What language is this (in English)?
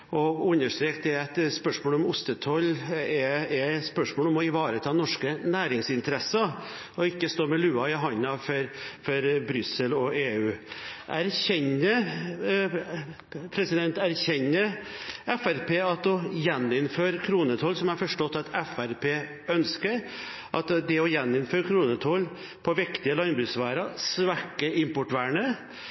Norwegian Bokmål